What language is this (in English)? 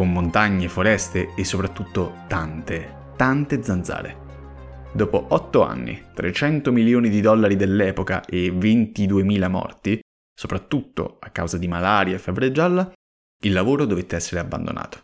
Italian